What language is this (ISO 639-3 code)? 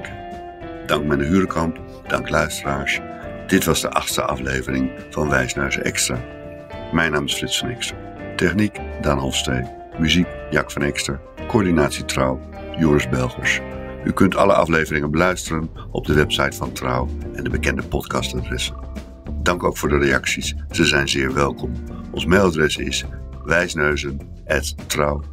nld